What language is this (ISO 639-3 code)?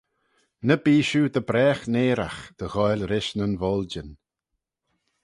glv